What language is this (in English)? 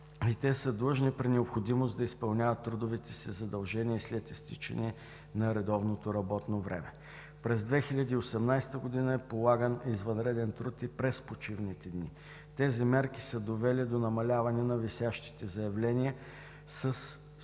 Bulgarian